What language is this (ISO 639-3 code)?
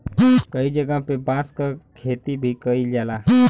bho